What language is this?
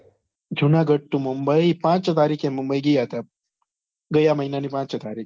Gujarati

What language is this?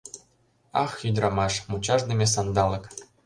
Mari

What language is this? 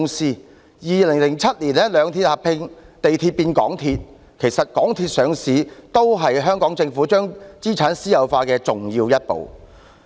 Cantonese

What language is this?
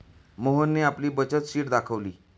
Marathi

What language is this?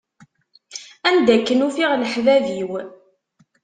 Kabyle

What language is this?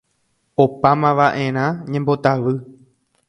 Guarani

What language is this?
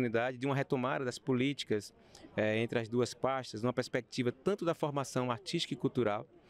Portuguese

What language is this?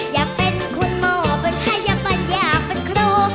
Thai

